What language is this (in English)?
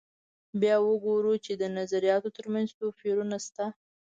Pashto